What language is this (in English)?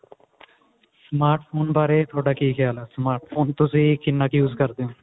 Punjabi